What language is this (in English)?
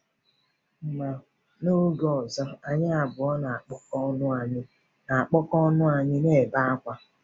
Igbo